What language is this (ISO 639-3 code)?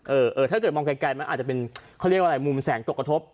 tha